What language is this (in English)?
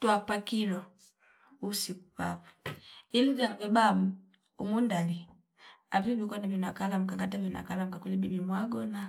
Fipa